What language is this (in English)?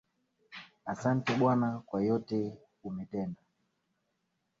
Swahili